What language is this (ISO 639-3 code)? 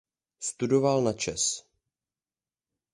ces